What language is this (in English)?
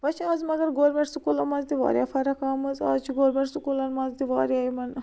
Kashmiri